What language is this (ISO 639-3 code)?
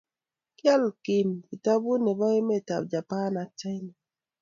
kln